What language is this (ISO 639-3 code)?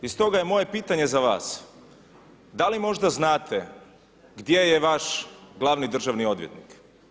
hrv